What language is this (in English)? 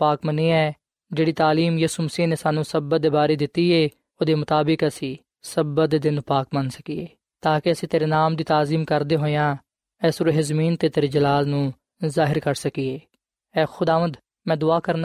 Punjabi